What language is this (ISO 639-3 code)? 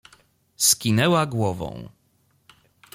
pol